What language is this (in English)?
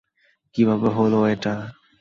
Bangla